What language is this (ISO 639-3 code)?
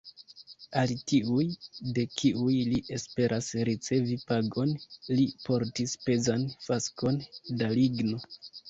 epo